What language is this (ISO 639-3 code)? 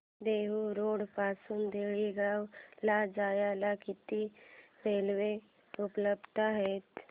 mar